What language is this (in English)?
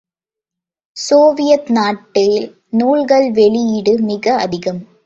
Tamil